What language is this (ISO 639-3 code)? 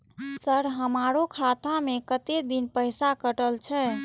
mai